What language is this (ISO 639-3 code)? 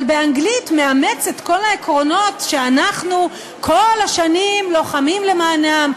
heb